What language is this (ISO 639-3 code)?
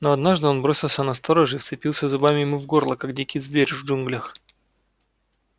rus